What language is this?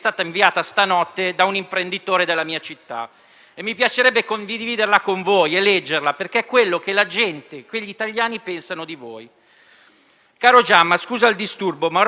Italian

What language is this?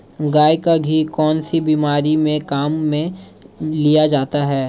Hindi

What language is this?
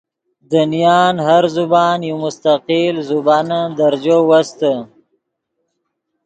Yidgha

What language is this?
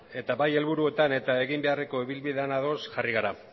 Basque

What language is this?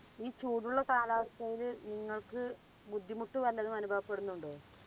Malayalam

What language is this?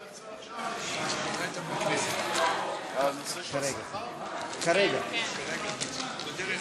Hebrew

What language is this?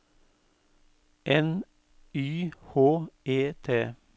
Norwegian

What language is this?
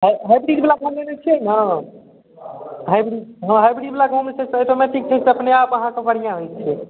Maithili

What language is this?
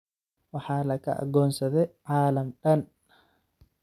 Somali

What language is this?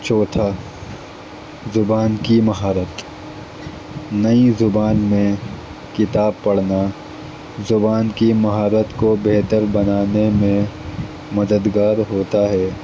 Urdu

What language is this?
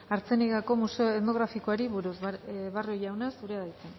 Basque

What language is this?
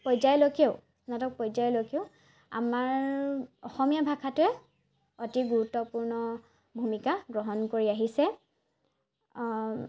Assamese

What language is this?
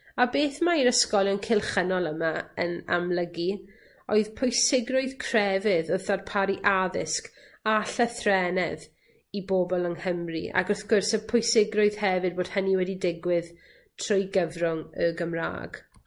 Welsh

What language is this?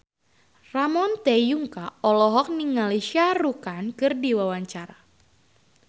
Sundanese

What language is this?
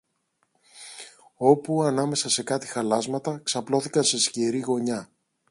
Greek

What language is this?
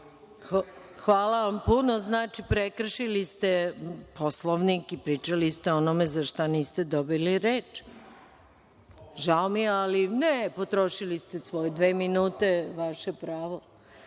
Serbian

